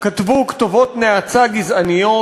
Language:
Hebrew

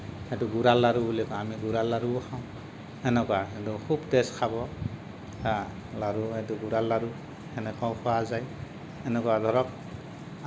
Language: Assamese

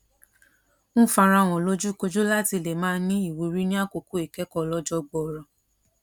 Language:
Yoruba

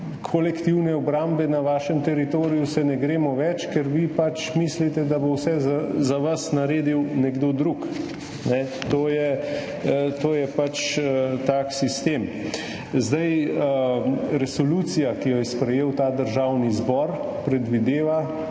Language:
Slovenian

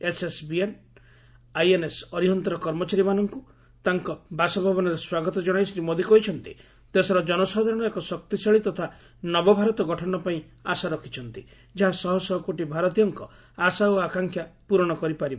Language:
Odia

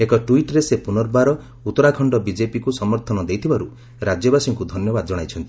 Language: Odia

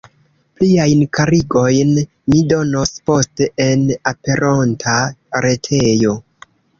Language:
Esperanto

